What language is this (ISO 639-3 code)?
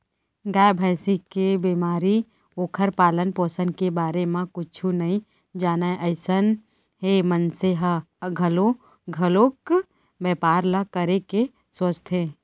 hne